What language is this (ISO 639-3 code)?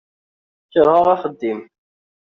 kab